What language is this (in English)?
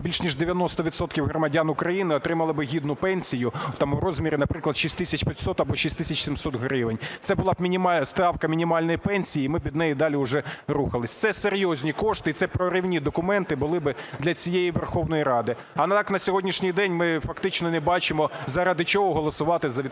Ukrainian